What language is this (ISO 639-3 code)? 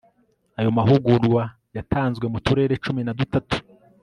kin